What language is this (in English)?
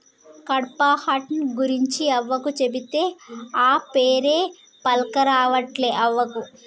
Telugu